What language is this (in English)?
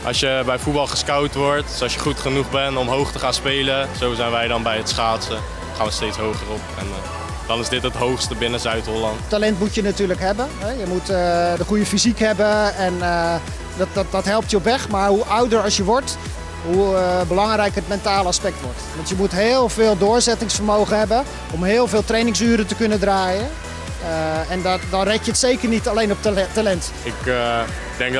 Dutch